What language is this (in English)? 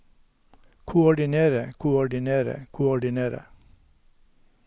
Norwegian